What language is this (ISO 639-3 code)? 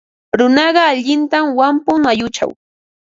qva